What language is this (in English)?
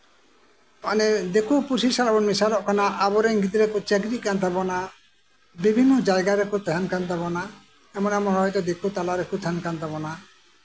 Santali